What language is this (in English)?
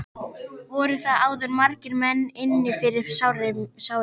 Icelandic